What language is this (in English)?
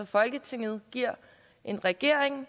Danish